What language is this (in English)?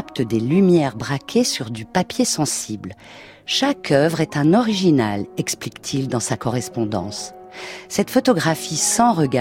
French